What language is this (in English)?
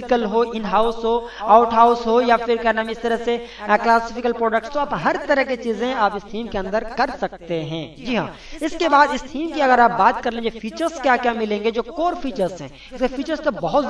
Hindi